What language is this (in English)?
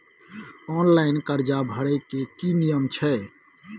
Maithili